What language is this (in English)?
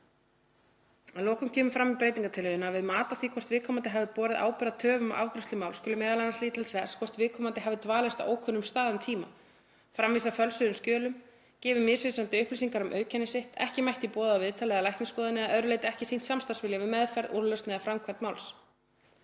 Icelandic